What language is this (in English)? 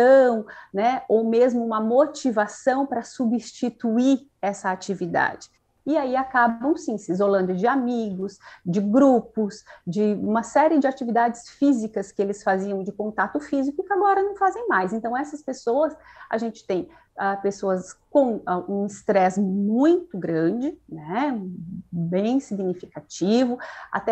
Portuguese